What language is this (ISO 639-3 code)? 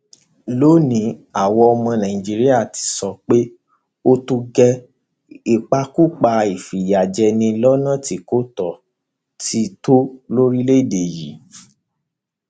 yor